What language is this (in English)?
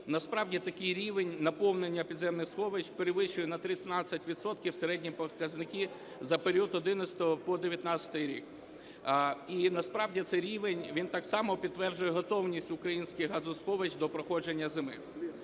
Ukrainian